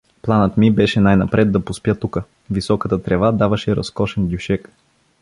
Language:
Bulgarian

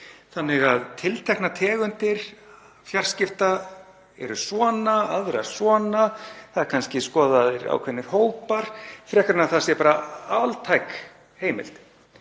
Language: Icelandic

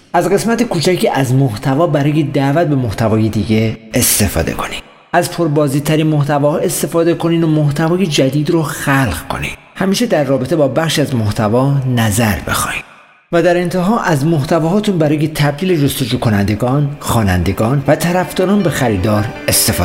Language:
Persian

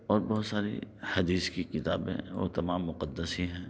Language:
Urdu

